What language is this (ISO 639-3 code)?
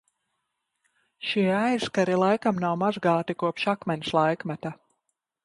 lav